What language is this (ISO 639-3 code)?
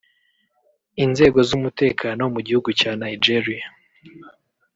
kin